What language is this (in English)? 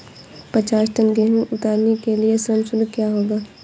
Hindi